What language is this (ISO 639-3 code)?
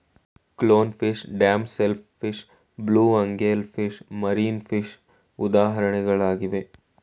kan